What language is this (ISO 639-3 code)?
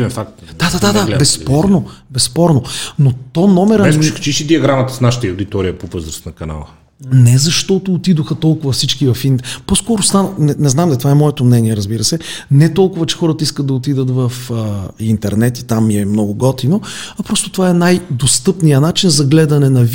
bul